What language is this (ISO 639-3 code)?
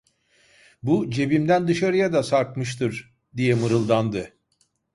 tur